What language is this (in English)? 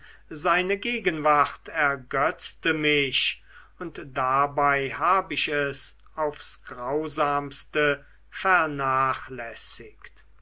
German